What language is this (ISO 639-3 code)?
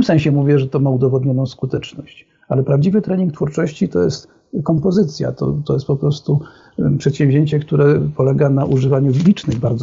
pol